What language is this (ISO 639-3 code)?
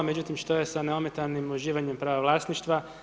hrv